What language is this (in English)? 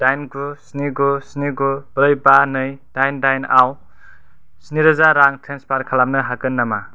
Bodo